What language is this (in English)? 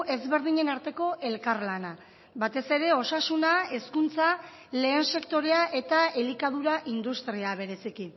Basque